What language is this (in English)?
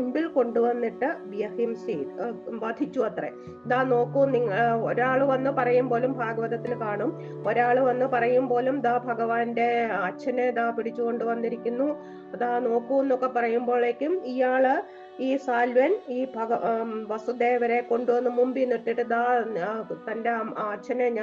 Malayalam